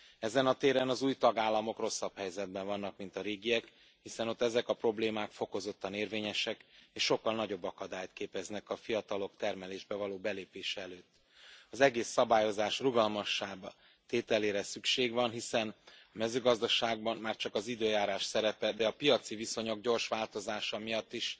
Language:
Hungarian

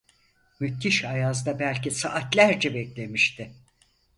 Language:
Turkish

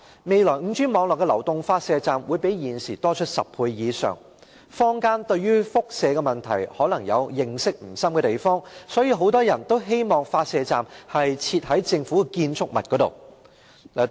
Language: Cantonese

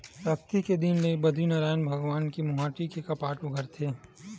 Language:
Chhattisgarhi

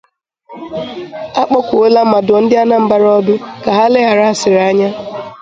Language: Igbo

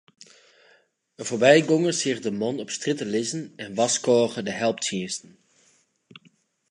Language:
Western Frisian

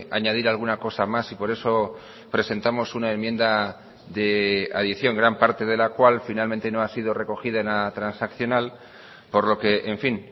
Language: Spanish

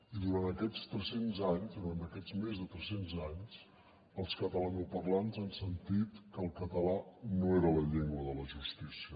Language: Catalan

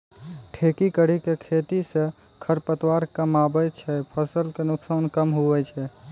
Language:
Maithili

